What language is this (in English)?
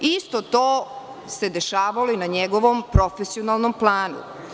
Serbian